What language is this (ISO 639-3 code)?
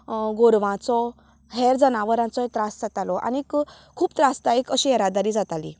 kok